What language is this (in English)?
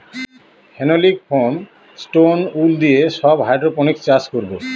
Bangla